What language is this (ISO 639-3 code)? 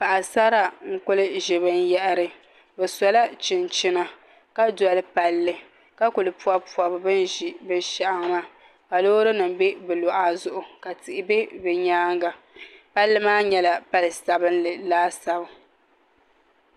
dag